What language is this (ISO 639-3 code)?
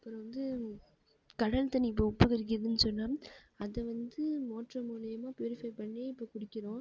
tam